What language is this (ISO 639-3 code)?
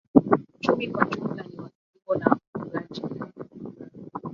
swa